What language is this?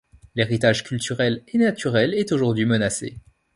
French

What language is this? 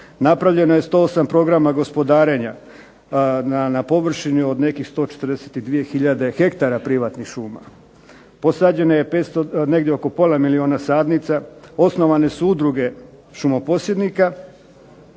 Croatian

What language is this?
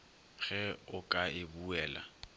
Northern Sotho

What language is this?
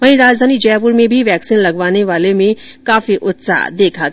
Hindi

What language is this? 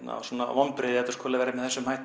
Icelandic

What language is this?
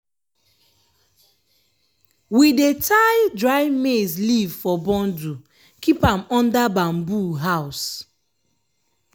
Nigerian Pidgin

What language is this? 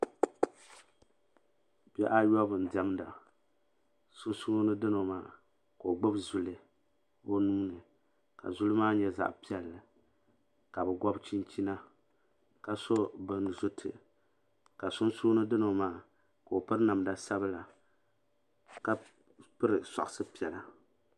Dagbani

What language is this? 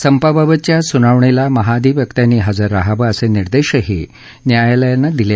Marathi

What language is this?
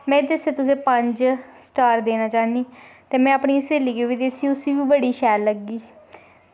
Dogri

